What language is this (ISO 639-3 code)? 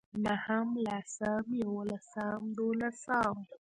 pus